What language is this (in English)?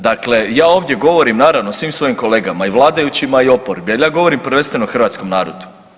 Croatian